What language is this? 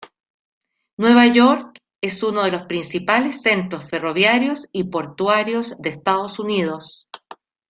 Spanish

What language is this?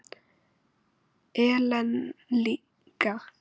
Icelandic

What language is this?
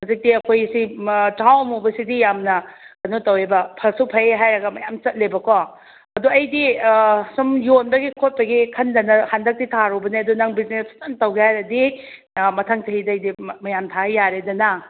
Manipuri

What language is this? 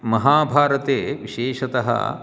Sanskrit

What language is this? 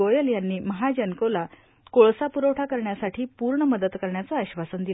Marathi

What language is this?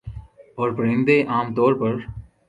Urdu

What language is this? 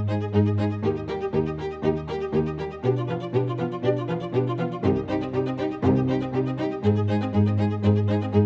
Persian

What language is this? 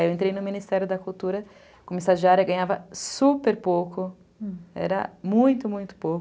Portuguese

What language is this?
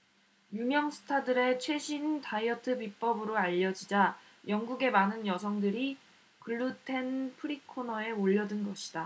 Korean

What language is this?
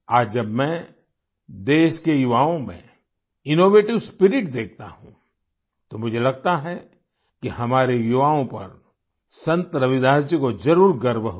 Hindi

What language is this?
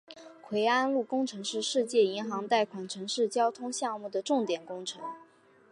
Chinese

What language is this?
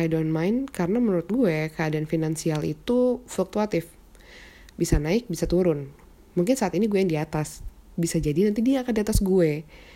Indonesian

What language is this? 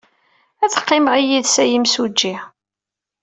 Kabyle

